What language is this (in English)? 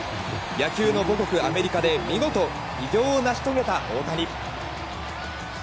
Japanese